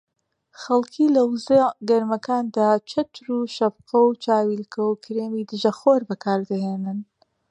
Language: Central Kurdish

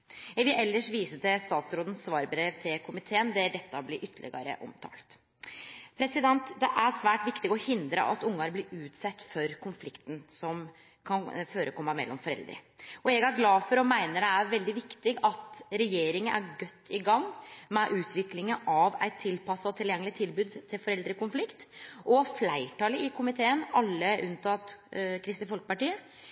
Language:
Norwegian Nynorsk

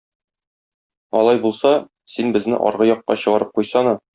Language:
Tatar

